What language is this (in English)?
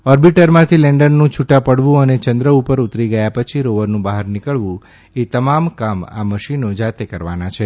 Gujarati